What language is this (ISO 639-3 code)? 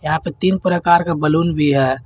hin